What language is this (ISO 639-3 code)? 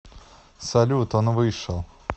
rus